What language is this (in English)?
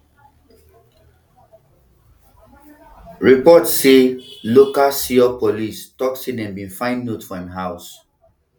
Nigerian Pidgin